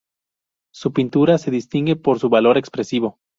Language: Spanish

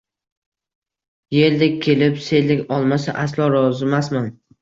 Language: Uzbek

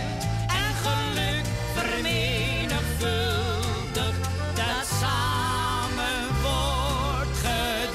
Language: Dutch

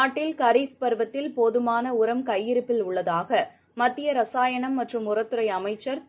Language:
Tamil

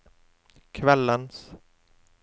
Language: Norwegian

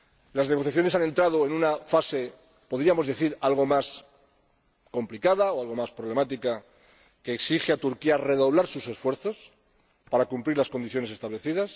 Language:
Spanish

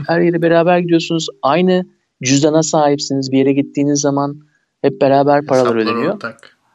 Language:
Turkish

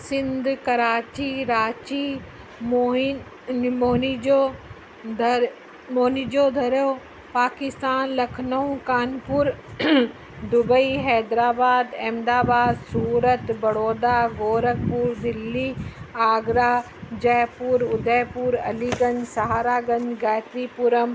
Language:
Sindhi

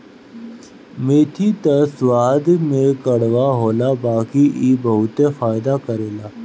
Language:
Bhojpuri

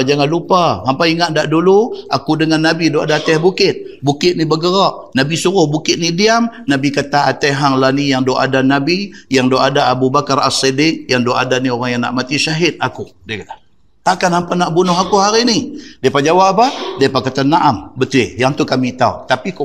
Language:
Malay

